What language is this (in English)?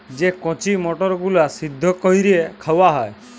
Bangla